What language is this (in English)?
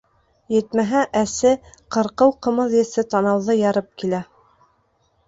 Bashkir